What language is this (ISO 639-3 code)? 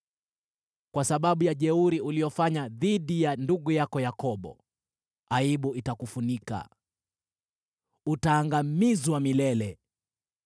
swa